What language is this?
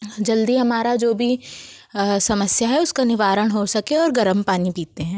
Hindi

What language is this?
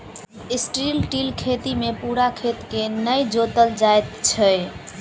Maithili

